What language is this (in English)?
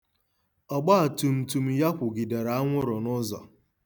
Igbo